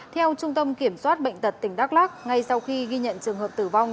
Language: Vietnamese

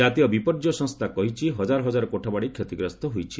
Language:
Odia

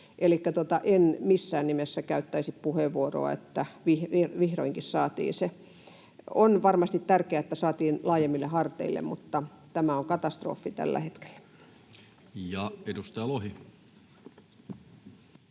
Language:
Finnish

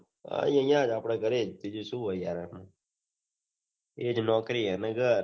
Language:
Gujarati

